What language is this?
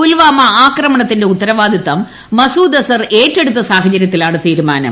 Malayalam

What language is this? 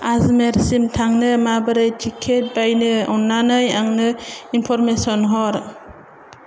Bodo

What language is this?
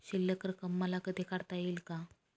Marathi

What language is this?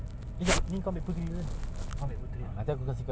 English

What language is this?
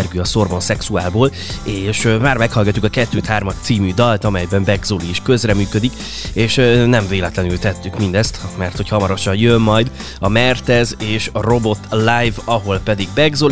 Hungarian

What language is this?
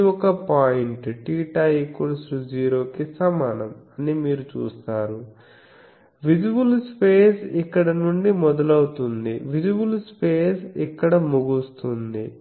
Telugu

